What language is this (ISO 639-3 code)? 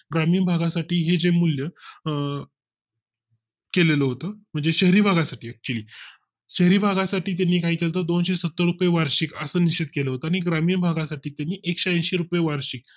mar